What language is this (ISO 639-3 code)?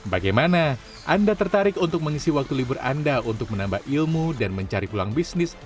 ind